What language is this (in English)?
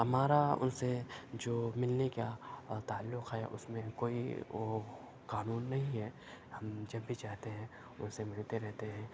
Urdu